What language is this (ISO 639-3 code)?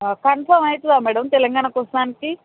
tel